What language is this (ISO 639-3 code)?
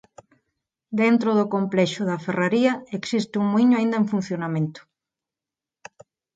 glg